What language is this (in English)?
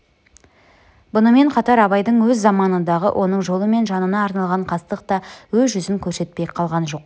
Kazakh